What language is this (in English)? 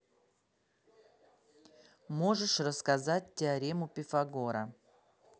Russian